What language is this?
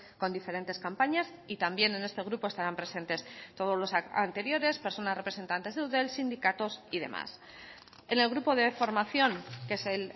Spanish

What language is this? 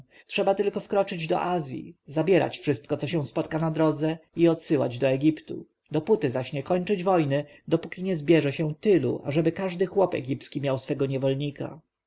Polish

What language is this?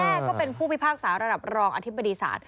Thai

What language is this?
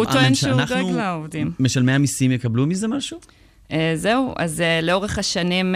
Hebrew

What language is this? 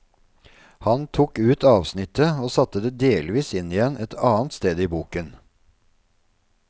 Norwegian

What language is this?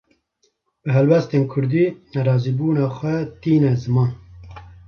Kurdish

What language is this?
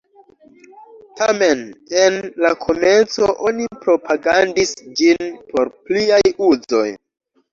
Esperanto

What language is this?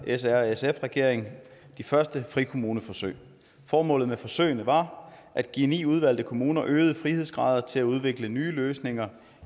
Danish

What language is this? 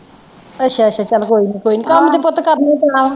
Punjabi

